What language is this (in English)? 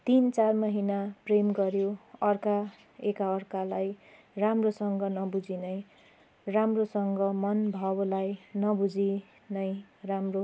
Nepali